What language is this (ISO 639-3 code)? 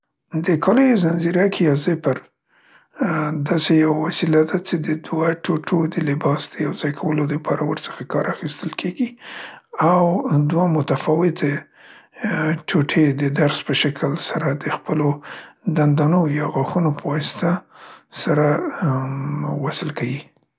pst